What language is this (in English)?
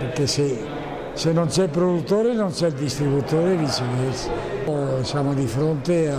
Italian